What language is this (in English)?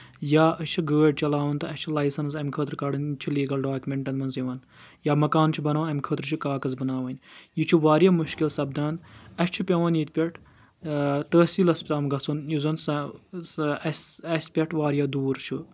Kashmiri